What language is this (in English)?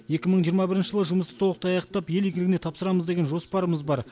Kazakh